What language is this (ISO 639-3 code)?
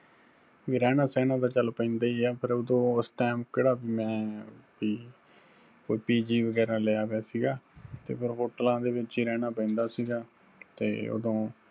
pan